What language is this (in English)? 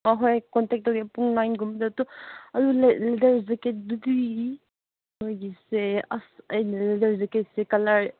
Manipuri